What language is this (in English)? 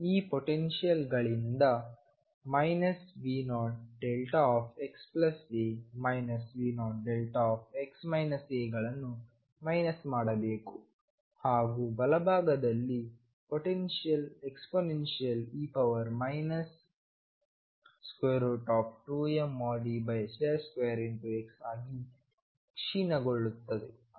Kannada